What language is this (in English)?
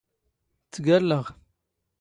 Standard Moroccan Tamazight